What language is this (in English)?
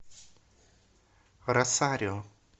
Russian